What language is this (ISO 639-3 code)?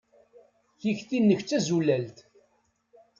kab